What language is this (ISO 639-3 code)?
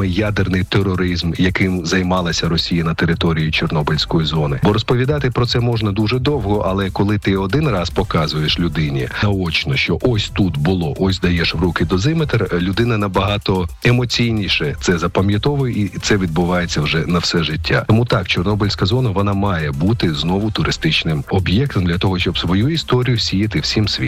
ukr